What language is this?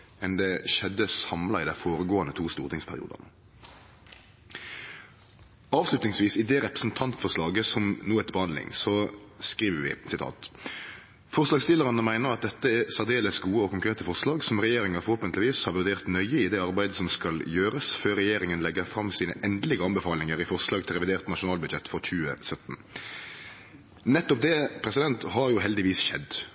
Norwegian Nynorsk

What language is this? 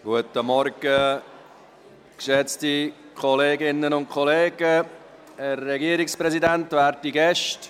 Swiss German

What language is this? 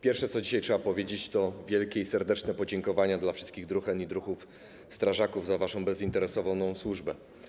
Polish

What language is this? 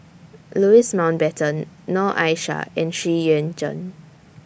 English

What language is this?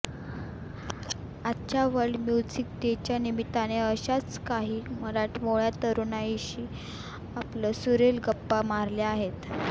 Marathi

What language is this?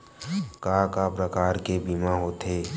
Chhattisgarhi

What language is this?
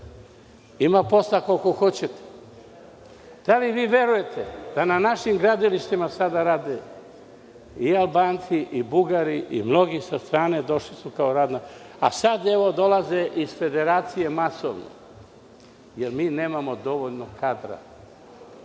Serbian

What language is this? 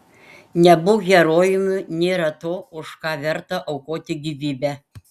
Lithuanian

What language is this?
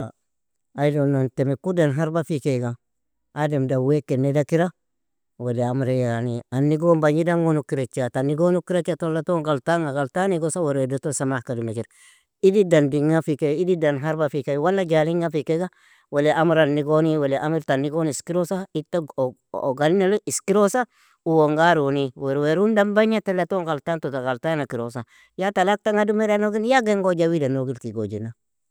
Nobiin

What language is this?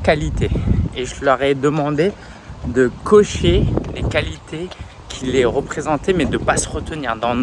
French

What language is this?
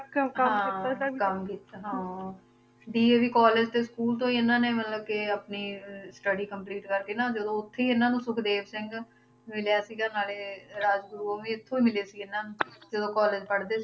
Punjabi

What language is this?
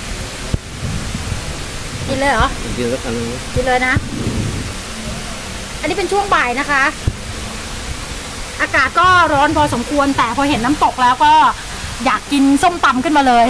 Thai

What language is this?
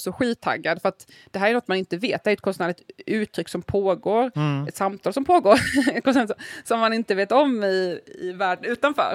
Swedish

